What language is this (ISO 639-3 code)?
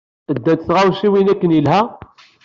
kab